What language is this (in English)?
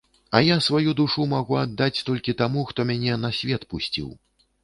Belarusian